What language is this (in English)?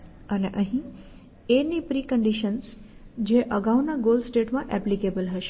Gujarati